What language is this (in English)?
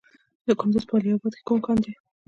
Pashto